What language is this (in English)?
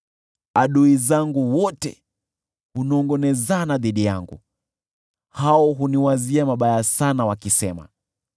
Swahili